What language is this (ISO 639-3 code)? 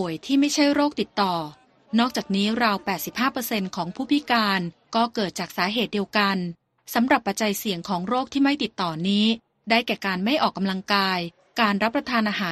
tha